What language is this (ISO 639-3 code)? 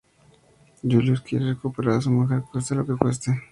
spa